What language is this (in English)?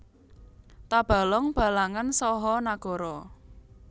Javanese